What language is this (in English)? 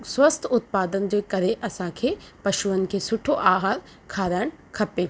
Sindhi